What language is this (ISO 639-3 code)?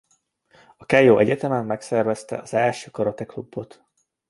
hun